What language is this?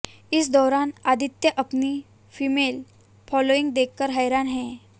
Hindi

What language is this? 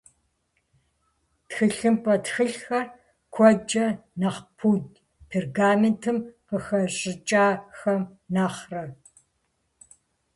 Kabardian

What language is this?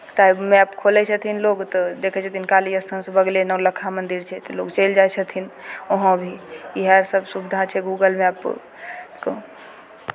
Maithili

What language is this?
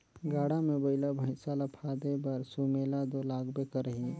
Chhattisgarhi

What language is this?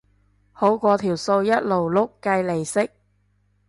Cantonese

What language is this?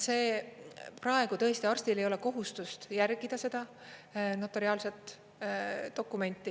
Estonian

